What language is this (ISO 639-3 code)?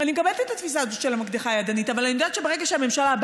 heb